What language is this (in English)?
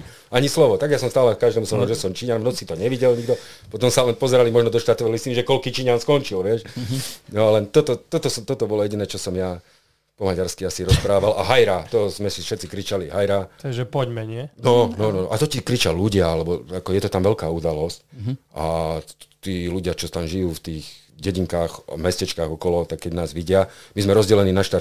Slovak